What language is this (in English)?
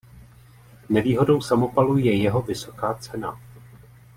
Czech